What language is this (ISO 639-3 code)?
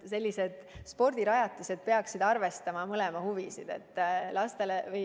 est